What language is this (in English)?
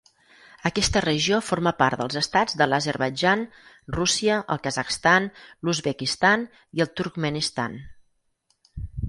Catalan